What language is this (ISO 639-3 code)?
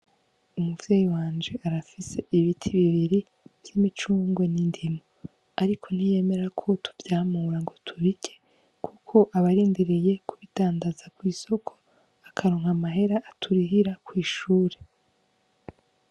run